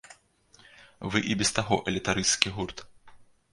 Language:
Belarusian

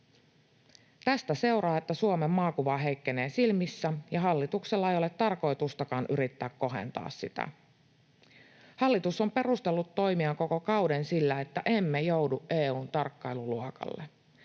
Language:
Finnish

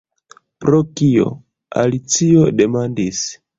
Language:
Esperanto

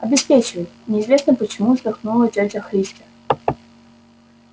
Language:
Russian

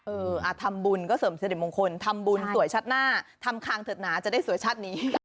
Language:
Thai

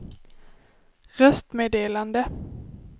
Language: Swedish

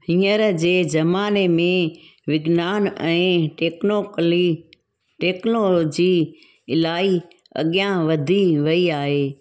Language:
Sindhi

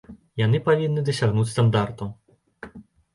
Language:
Belarusian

